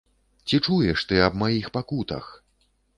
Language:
Belarusian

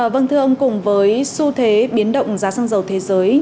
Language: Vietnamese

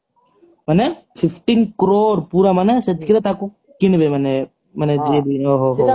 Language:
Odia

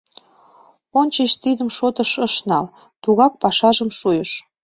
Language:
Mari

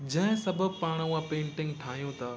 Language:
Sindhi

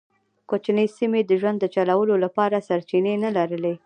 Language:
Pashto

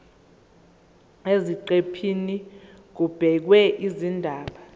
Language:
Zulu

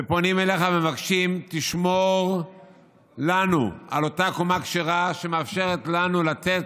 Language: Hebrew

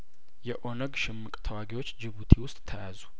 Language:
Amharic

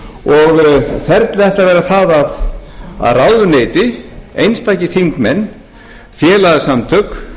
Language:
Icelandic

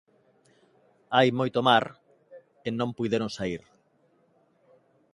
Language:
Galician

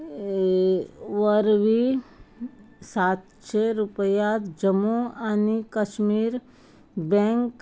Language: Konkani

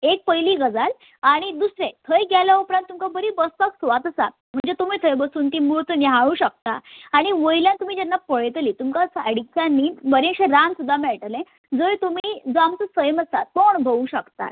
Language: Konkani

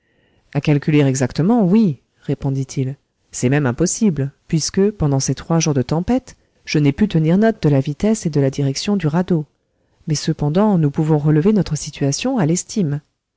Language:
French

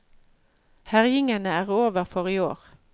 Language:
Norwegian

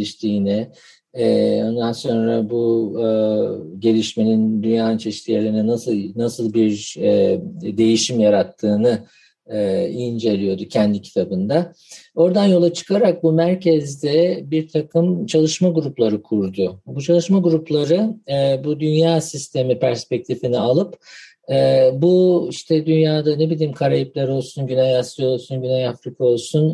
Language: Turkish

